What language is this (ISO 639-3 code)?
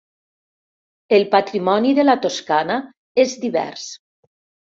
cat